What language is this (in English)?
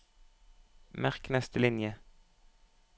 Norwegian